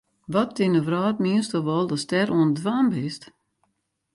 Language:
Western Frisian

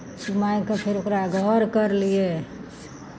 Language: Maithili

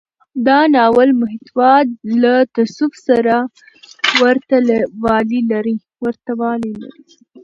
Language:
Pashto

